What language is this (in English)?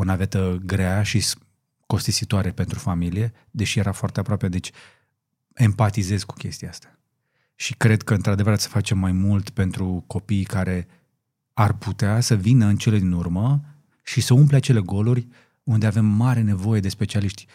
Romanian